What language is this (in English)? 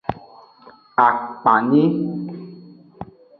Aja (Benin)